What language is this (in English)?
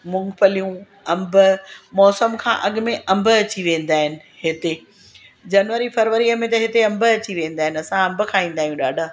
Sindhi